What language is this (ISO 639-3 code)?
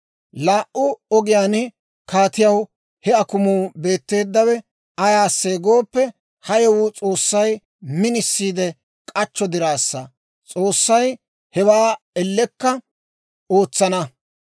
dwr